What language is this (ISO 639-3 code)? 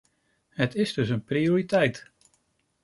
nld